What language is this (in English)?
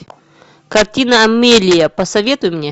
Russian